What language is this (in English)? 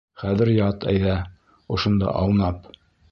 Bashkir